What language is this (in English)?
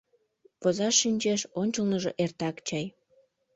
Mari